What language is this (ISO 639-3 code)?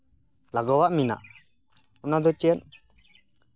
sat